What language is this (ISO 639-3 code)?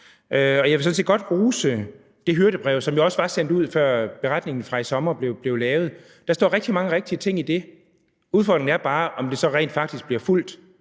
dan